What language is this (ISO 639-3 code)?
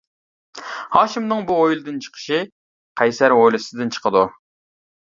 uig